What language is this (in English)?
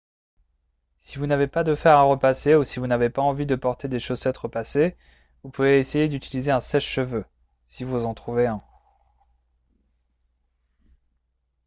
French